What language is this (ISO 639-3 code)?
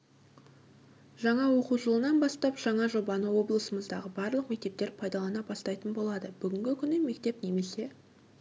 kaz